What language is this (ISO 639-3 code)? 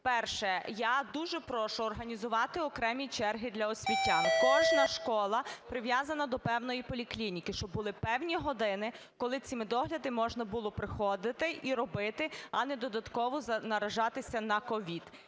ukr